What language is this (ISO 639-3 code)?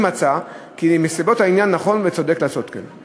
heb